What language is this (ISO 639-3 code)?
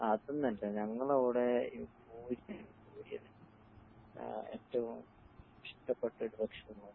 mal